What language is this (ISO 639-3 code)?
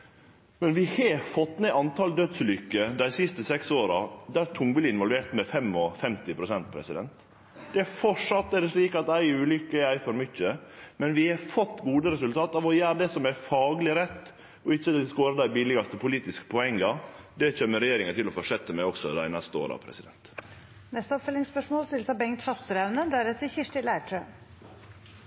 nno